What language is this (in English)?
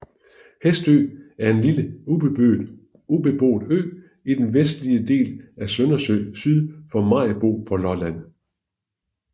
Danish